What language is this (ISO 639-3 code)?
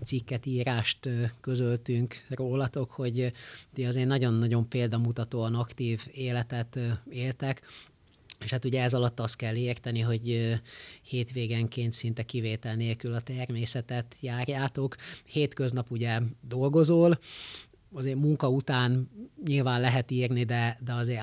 hun